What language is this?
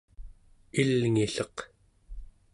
Central Yupik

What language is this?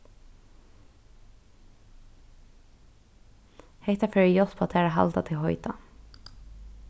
Faroese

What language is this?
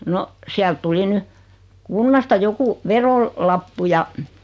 Finnish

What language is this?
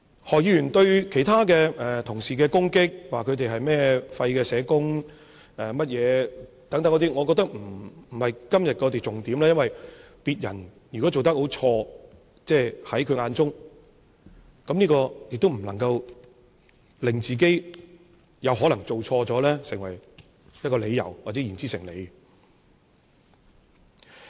Cantonese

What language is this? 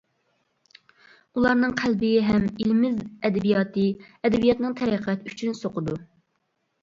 Uyghur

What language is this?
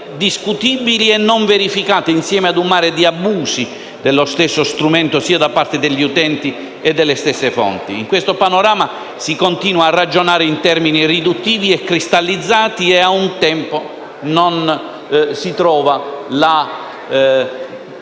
Italian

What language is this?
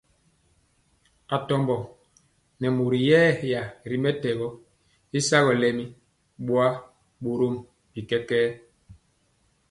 Mpiemo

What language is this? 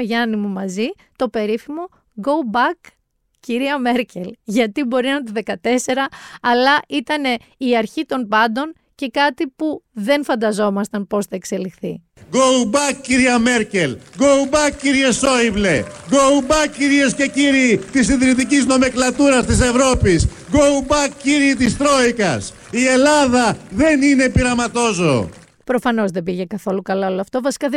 Greek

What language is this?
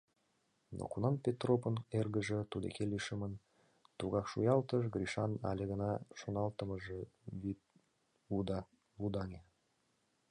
Mari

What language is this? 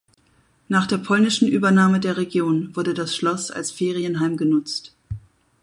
German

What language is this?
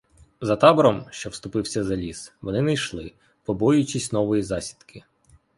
Ukrainian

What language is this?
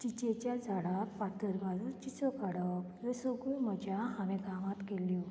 Konkani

